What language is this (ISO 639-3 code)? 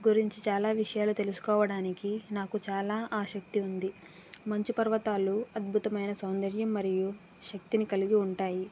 tel